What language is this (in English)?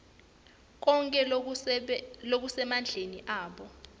Swati